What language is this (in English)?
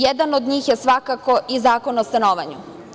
Serbian